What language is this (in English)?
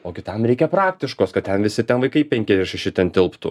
Lithuanian